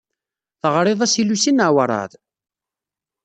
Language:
Kabyle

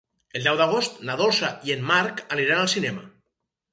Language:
Catalan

